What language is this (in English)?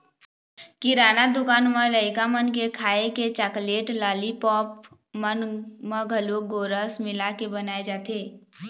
Chhattisgarhi